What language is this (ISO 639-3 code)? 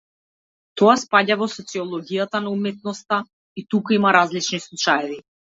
mkd